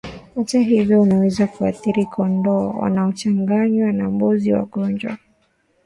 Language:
Swahili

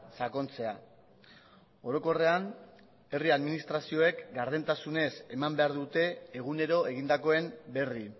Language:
Basque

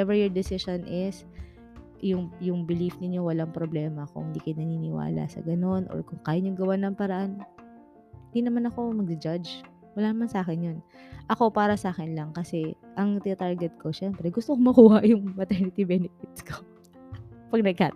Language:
Filipino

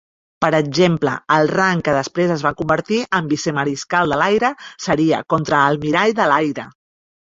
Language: Catalan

